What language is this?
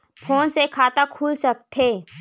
Chhattisgarhi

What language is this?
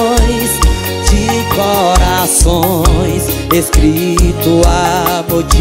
Portuguese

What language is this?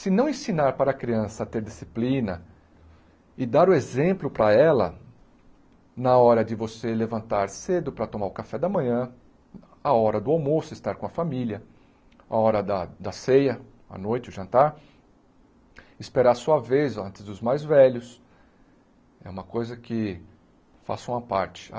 Portuguese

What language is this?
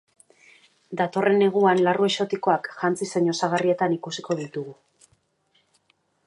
Basque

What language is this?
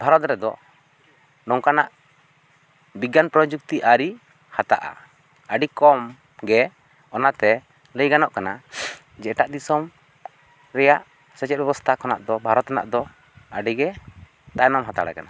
Santali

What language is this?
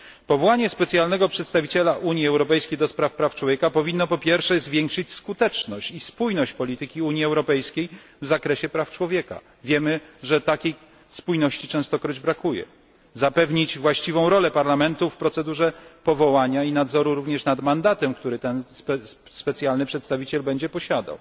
Polish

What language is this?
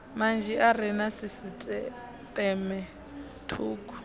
Venda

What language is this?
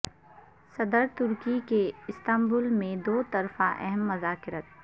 Urdu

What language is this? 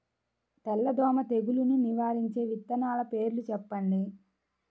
Telugu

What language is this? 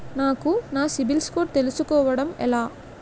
Telugu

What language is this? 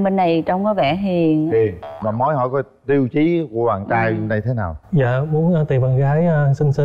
Vietnamese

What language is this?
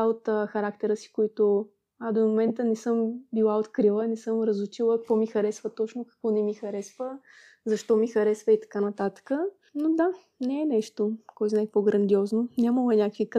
Bulgarian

